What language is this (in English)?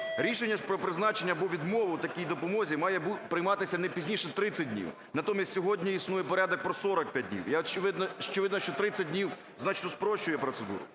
Ukrainian